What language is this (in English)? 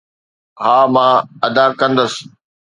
Sindhi